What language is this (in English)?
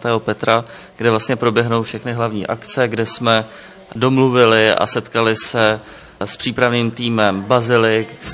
Czech